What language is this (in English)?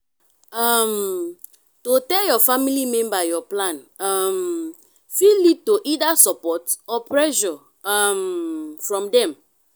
Nigerian Pidgin